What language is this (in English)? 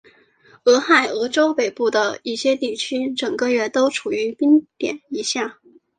Chinese